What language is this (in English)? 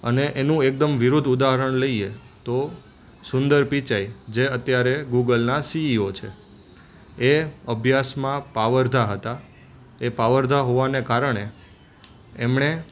Gujarati